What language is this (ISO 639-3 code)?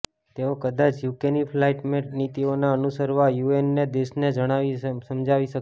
guj